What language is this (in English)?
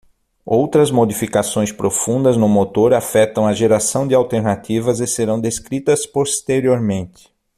Portuguese